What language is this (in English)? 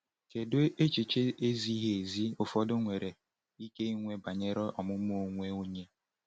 Igbo